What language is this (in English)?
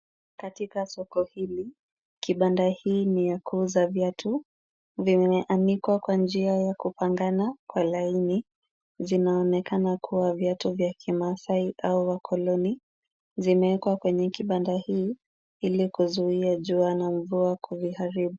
Swahili